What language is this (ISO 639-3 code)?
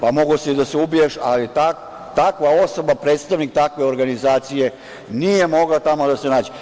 srp